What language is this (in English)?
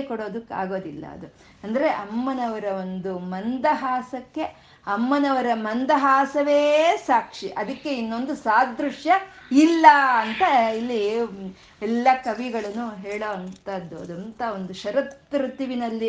Kannada